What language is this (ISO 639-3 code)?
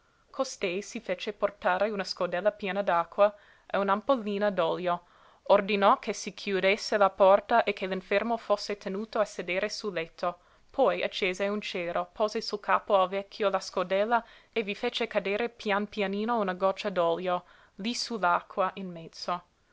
ita